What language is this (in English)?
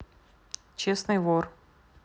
Russian